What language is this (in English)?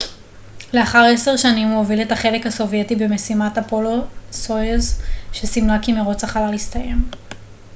Hebrew